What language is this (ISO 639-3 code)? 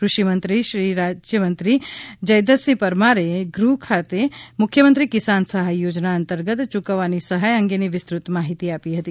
guj